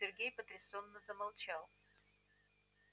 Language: Russian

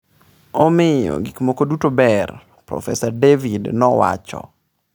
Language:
Luo (Kenya and Tanzania)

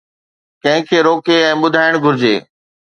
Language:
Sindhi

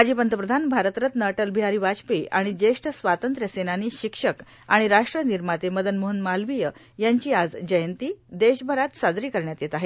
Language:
Marathi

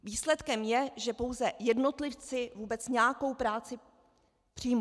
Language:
Czech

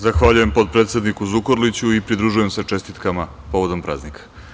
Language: Serbian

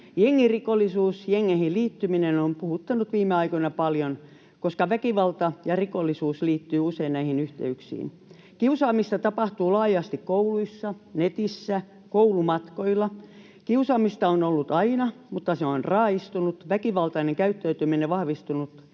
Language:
Finnish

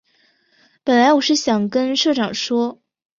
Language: Chinese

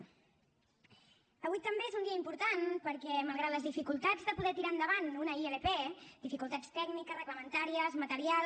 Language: Catalan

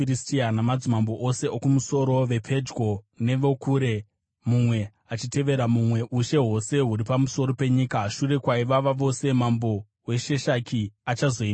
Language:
Shona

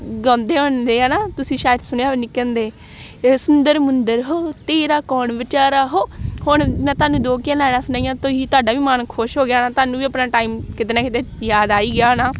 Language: Punjabi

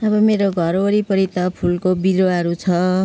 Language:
Nepali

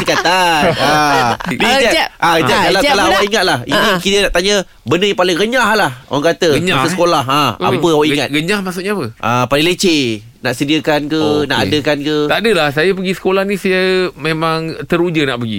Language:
Malay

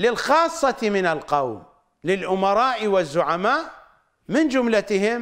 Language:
Arabic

